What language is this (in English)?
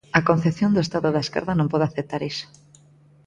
Galician